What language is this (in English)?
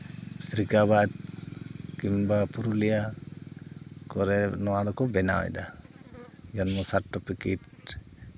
Santali